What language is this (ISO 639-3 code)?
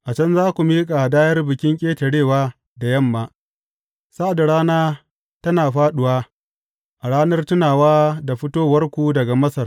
hau